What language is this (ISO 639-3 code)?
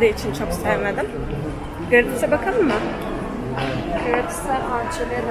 tur